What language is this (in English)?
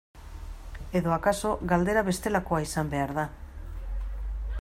Basque